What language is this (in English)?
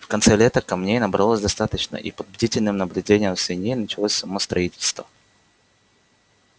Russian